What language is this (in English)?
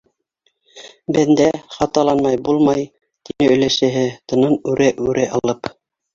Bashkir